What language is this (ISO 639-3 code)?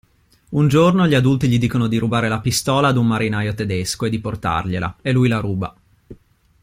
ita